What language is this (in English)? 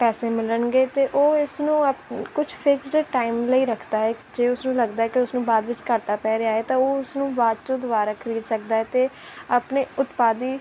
Punjabi